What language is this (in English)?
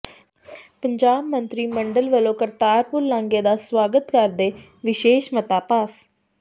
Punjabi